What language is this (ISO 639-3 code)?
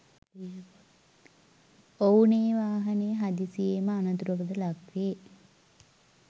sin